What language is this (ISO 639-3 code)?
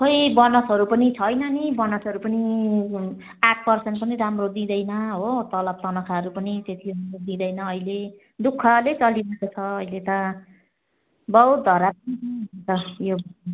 nep